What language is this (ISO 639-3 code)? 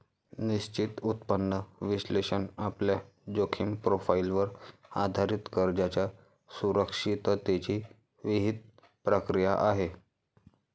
mar